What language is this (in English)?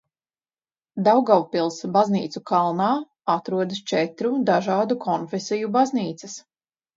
Latvian